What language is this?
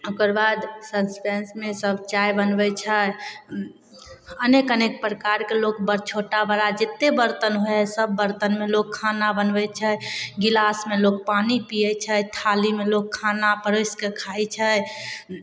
Maithili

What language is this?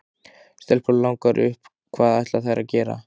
Icelandic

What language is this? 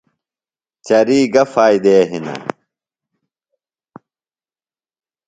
Phalura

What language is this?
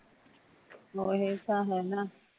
Punjabi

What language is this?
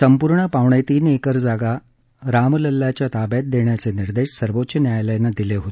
Marathi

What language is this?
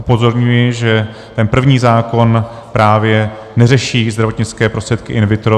Czech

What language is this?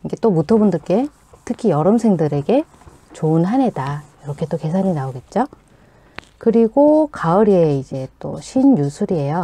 Korean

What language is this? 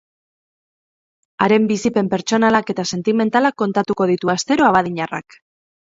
Basque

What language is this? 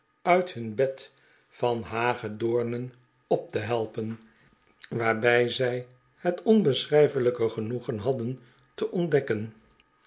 Dutch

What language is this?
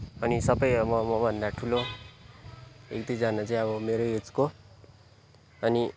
Nepali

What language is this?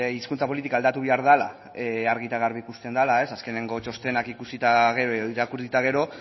Basque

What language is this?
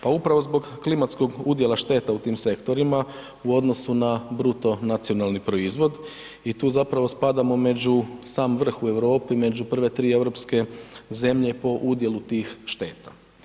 Croatian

